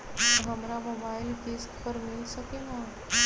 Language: Magahi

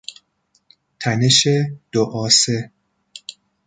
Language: Persian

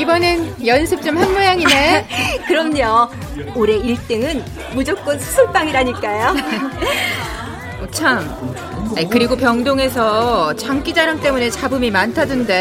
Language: Korean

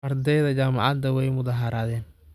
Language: Somali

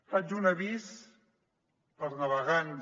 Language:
Catalan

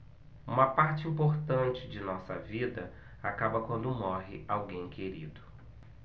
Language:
Portuguese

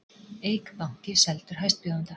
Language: Icelandic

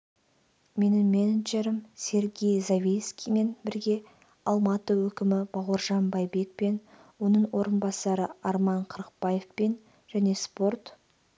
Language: Kazakh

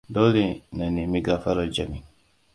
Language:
Hausa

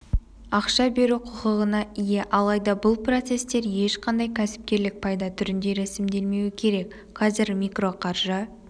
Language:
Kazakh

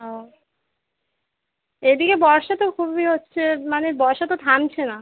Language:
Bangla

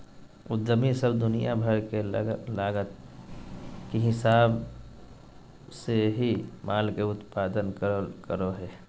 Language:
Magahi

